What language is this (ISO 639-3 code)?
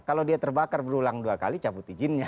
ind